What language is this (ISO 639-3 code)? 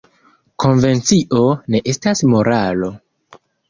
epo